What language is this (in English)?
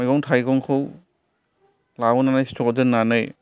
Bodo